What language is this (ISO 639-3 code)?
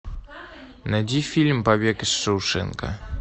rus